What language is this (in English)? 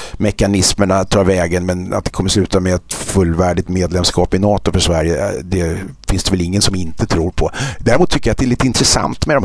Swedish